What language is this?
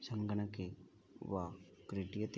Sanskrit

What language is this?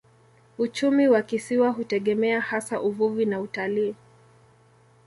Swahili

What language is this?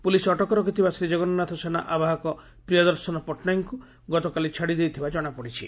Odia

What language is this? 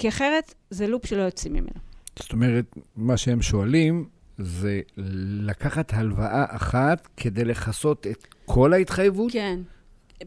Hebrew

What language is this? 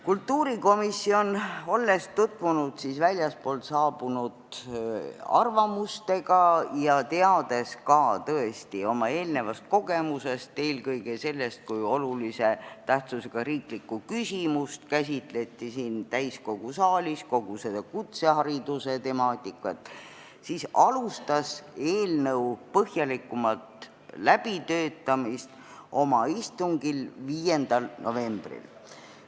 Estonian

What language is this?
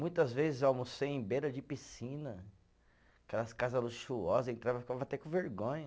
Portuguese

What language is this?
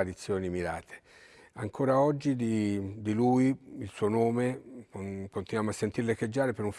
Italian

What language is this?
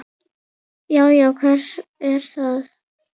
Icelandic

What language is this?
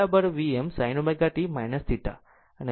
Gujarati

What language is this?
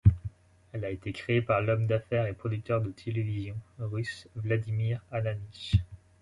French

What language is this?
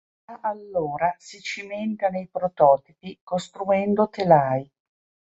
Italian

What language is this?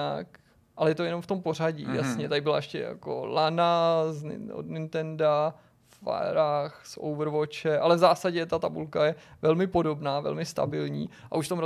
Czech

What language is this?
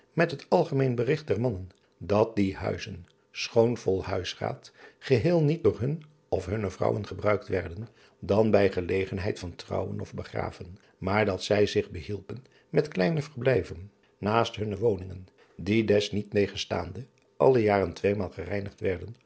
Dutch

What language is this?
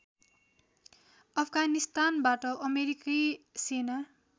Nepali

